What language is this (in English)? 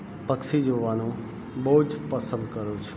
Gujarati